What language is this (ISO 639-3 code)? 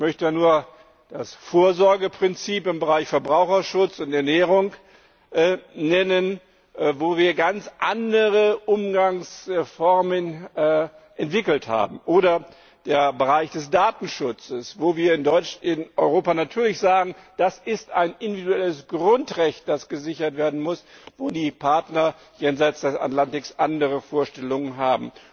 deu